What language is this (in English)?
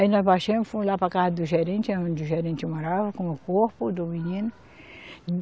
Portuguese